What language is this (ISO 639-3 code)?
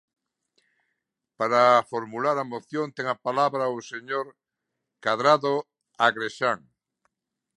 glg